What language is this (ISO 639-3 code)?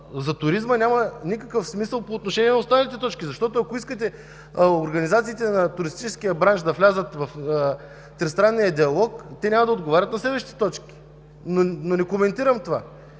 bul